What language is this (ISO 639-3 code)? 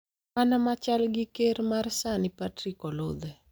luo